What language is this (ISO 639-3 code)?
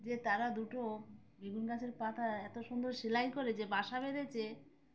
ben